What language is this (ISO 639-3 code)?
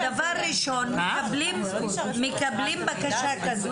heb